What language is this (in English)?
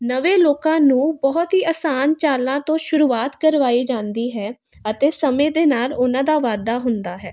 Punjabi